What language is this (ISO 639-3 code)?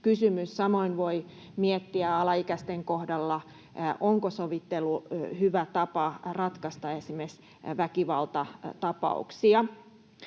fin